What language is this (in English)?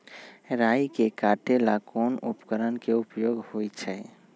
Magahi